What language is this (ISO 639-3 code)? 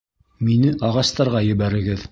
bak